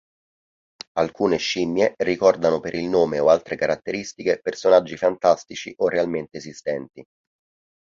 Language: Italian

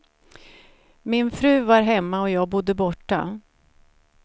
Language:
Swedish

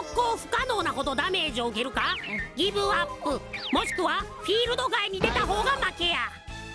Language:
Japanese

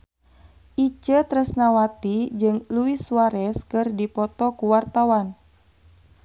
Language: Sundanese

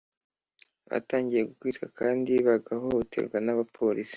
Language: Kinyarwanda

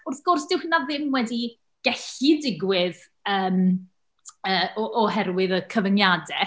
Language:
Welsh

